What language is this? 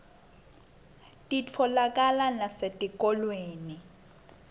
Swati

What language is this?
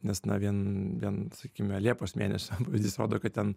Lithuanian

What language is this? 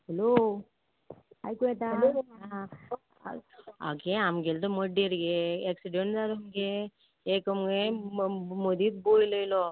Konkani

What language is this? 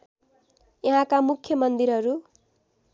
Nepali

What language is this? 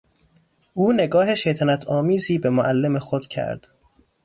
Persian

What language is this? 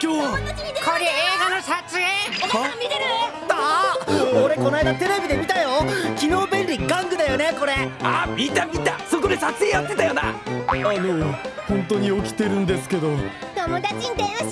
Japanese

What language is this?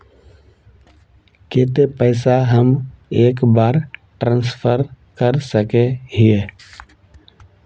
Magahi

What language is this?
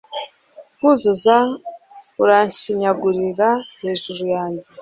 Kinyarwanda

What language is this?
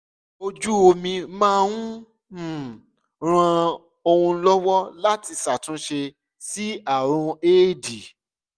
Yoruba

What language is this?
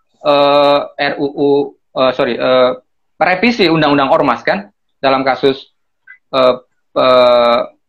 Indonesian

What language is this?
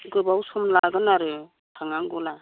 Bodo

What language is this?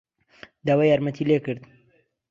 Central Kurdish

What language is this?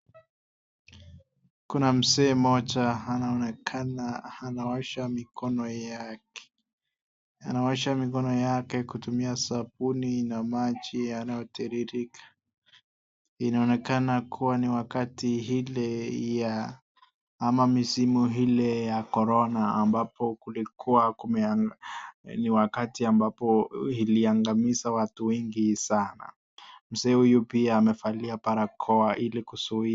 Swahili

